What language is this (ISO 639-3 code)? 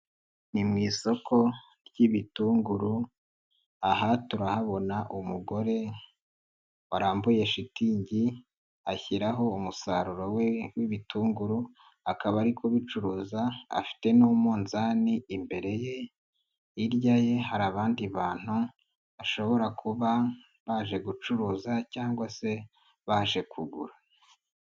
kin